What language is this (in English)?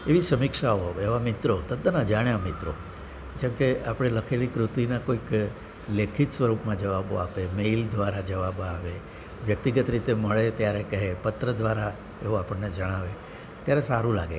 Gujarati